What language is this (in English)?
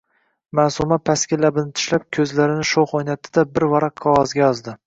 Uzbek